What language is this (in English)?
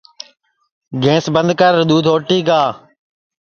Sansi